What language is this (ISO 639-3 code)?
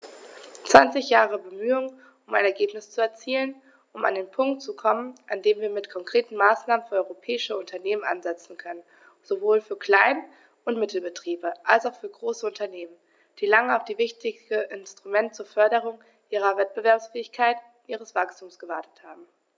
deu